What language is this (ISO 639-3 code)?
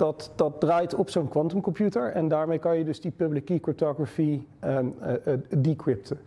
nld